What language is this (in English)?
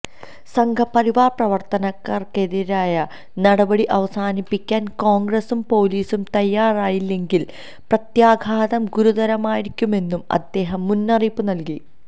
Malayalam